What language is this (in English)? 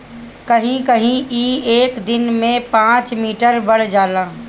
Bhojpuri